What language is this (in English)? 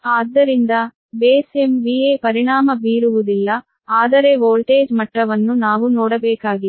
Kannada